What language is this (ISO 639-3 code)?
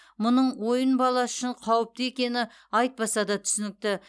kaz